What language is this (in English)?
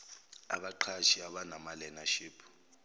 Zulu